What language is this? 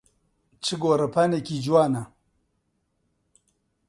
Central Kurdish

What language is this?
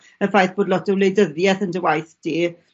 Welsh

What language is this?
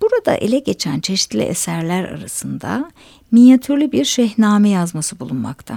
Turkish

